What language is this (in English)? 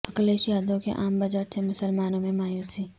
Urdu